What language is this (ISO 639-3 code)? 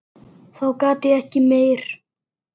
isl